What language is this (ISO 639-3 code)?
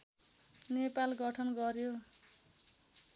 nep